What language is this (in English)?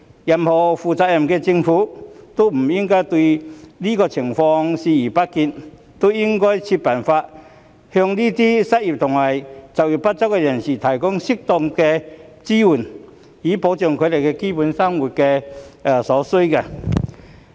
Cantonese